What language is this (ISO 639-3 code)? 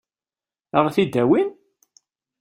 kab